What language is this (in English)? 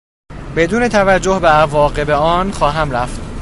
Persian